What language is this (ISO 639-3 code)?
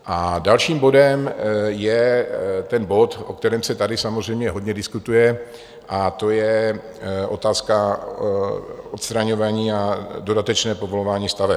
ces